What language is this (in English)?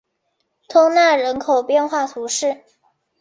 Chinese